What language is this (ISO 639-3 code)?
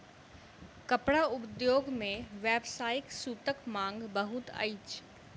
mai